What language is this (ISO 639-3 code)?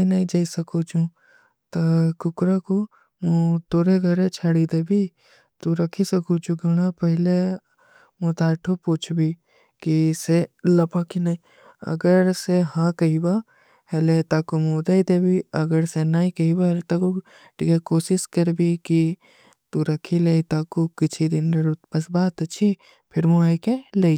uki